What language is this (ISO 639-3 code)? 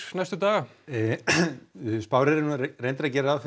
isl